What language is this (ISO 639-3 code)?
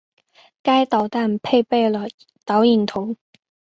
zho